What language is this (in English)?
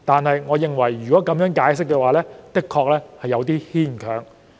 Cantonese